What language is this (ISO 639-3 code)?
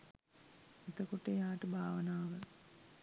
sin